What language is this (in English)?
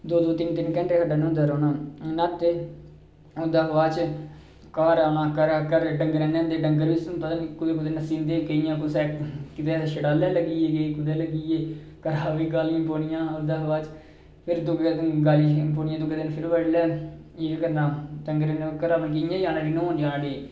Dogri